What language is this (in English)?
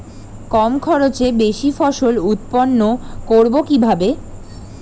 Bangla